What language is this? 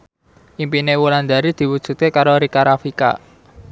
Javanese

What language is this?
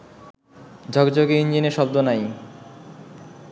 Bangla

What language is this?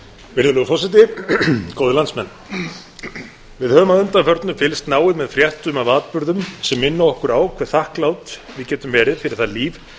Icelandic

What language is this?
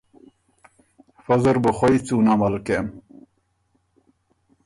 Ormuri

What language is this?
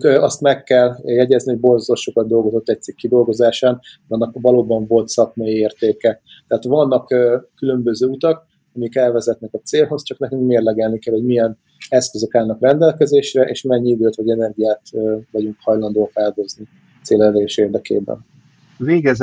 Hungarian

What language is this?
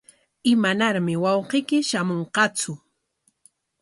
Corongo Ancash Quechua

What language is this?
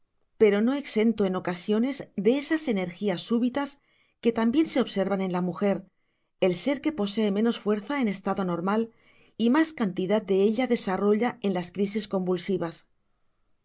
Spanish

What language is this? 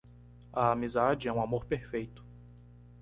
Portuguese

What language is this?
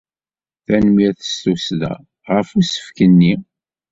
Kabyle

